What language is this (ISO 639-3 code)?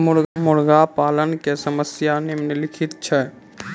mai